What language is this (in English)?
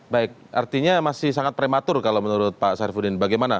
Indonesian